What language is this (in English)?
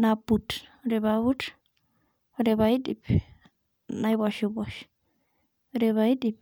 Masai